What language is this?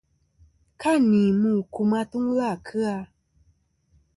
Kom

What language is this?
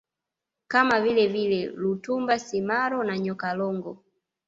Swahili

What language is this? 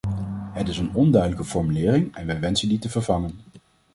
Dutch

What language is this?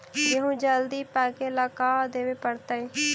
Magahi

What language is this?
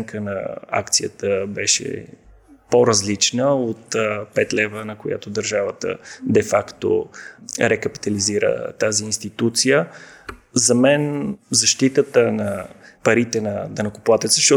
Bulgarian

